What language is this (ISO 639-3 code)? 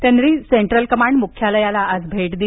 mar